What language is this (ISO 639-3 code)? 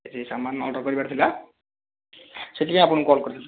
ori